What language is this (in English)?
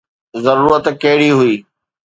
Sindhi